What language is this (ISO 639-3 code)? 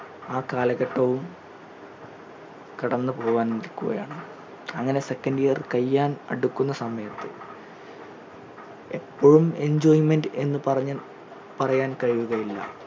mal